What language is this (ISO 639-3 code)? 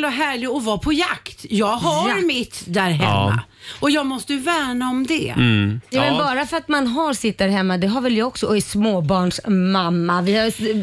swe